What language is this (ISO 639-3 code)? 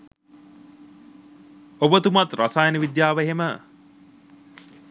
sin